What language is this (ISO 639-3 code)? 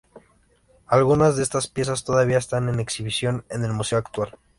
spa